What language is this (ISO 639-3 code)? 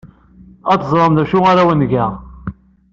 kab